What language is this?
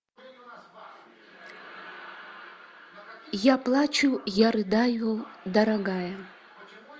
Russian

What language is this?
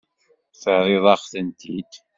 Kabyle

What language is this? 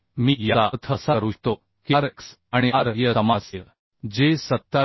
Marathi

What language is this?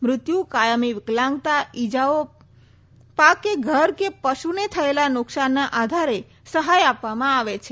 Gujarati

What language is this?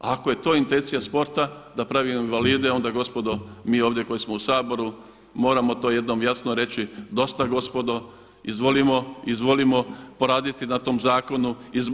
Croatian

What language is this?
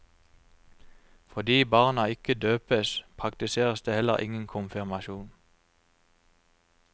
Norwegian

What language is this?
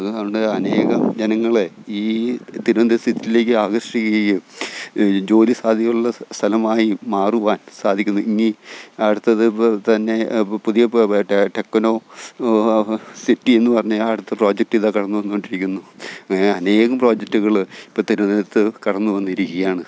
Malayalam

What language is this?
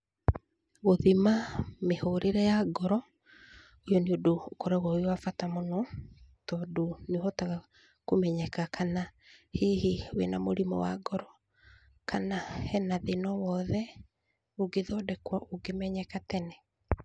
Kikuyu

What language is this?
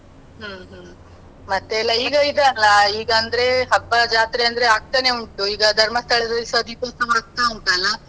Kannada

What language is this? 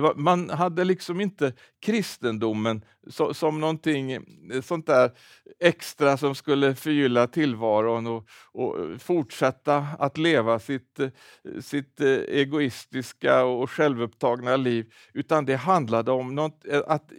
Swedish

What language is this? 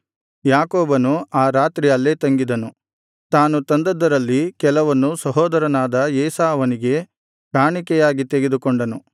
Kannada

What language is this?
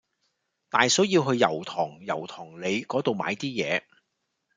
Cantonese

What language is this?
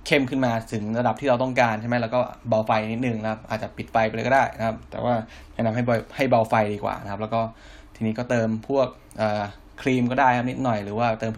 Thai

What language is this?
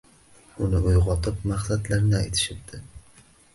Uzbek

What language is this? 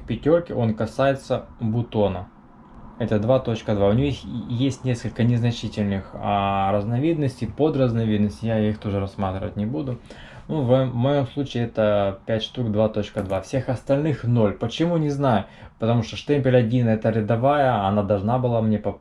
Russian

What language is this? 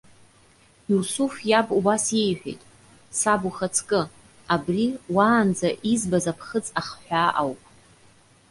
Abkhazian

